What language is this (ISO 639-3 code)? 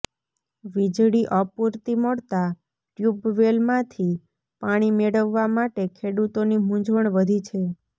guj